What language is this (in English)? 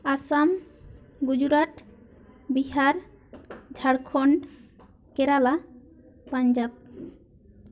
Santali